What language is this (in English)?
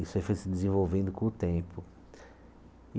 Portuguese